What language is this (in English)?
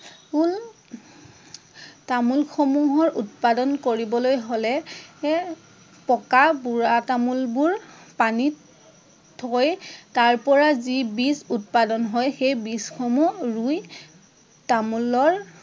Assamese